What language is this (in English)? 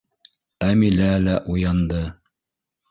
Bashkir